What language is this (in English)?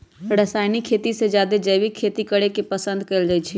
Magahi